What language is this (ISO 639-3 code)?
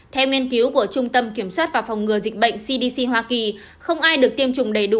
vie